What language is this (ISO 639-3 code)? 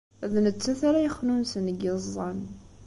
kab